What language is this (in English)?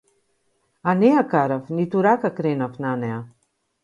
Macedonian